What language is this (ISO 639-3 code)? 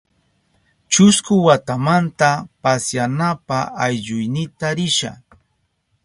qup